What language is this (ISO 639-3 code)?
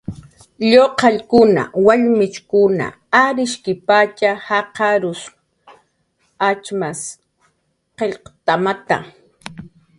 jqr